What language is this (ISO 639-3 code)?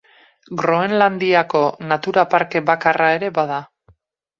eus